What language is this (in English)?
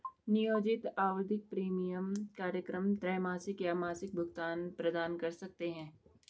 Hindi